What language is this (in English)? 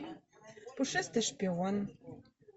Russian